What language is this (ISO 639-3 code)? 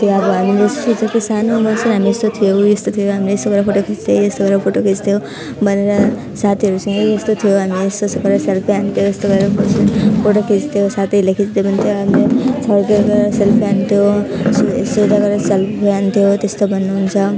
nep